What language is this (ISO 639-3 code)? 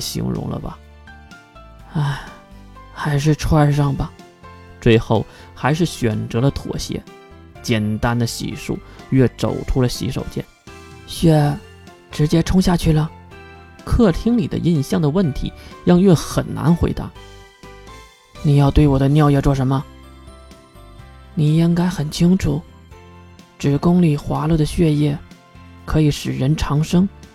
zho